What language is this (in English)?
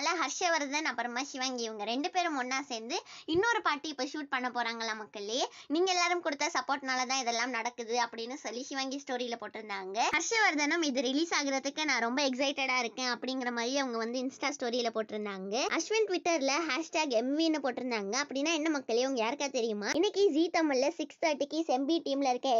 Romanian